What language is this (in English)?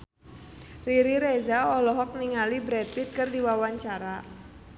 Sundanese